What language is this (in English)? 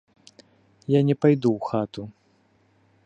Belarusian